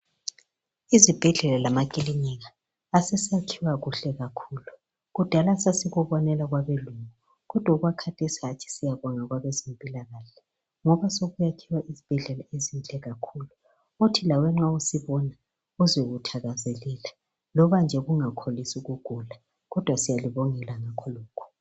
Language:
North Ndebele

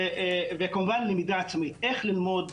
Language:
Hebrew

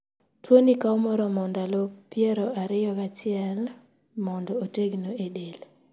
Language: Luo (Kenya and Tanzania)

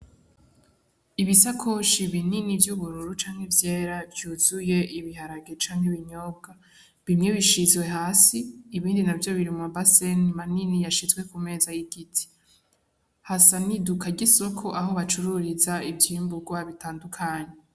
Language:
Rundi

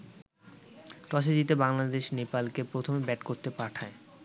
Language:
Bangla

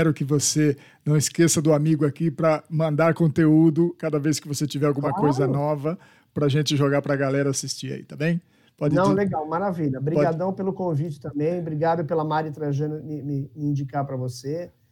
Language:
Portuguese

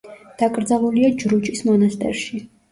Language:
Georgian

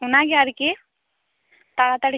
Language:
Santali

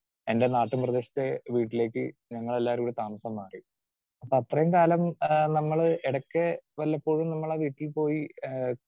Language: Malayalam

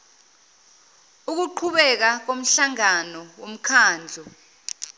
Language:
Zulu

